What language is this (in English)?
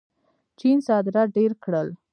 Pashto